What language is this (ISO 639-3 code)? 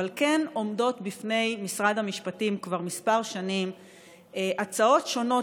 heb